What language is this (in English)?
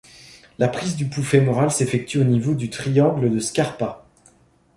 French